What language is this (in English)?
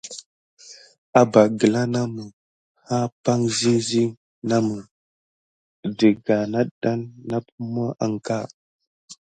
Gidar